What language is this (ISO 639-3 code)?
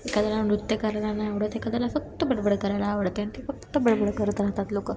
mar